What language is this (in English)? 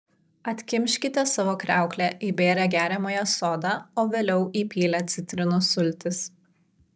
Lithuanian